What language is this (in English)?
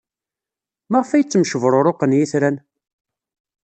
Kabyle